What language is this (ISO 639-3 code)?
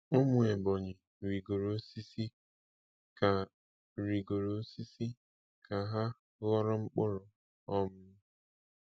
ibo